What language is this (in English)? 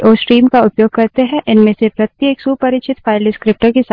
Hindi